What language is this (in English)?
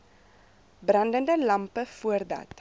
Afrikaans